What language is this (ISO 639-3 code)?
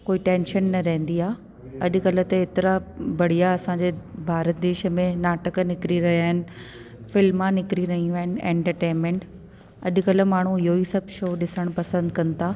snd